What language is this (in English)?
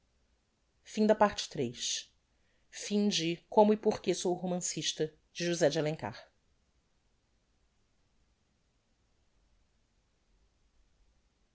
Portuguese